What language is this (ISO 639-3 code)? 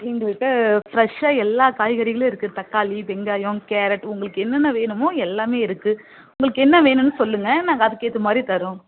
tam